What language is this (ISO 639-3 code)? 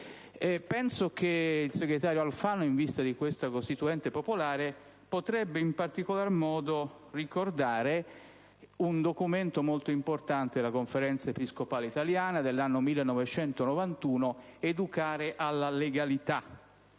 ita